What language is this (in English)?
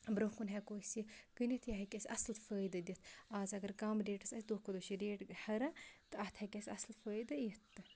Kashmiri